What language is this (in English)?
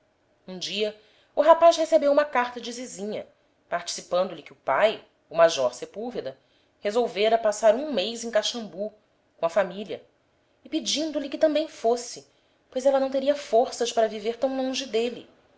Portuguese